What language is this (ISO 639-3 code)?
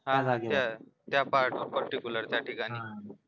mar